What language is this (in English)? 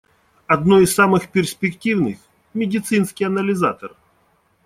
Russian